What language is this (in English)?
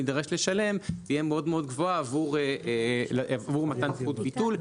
Hebrew